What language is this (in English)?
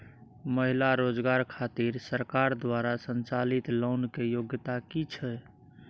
Maithili